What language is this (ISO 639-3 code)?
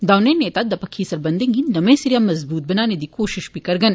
doi